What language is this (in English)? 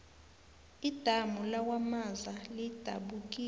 South Ndebele